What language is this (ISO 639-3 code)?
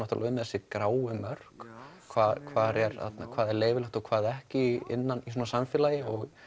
isl